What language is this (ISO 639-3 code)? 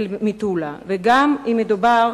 heb